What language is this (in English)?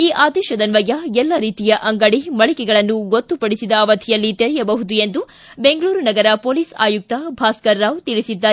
Kannada